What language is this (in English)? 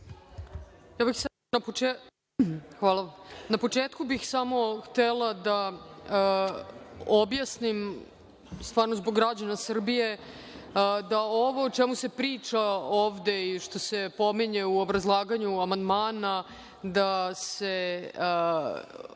Serbian